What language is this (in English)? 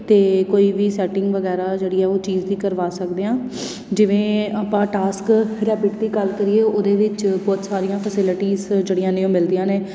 Punjabi